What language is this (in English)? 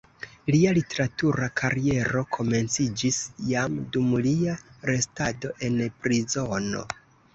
Esperanto